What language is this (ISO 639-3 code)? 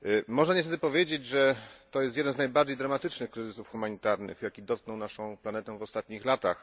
pol